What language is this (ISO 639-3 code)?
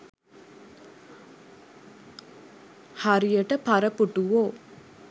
sin